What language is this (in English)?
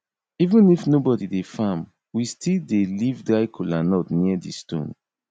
Nigerian Pidgin